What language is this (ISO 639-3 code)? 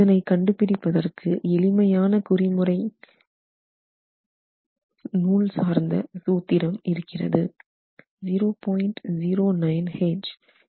tam